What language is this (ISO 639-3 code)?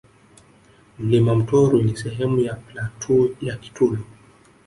swa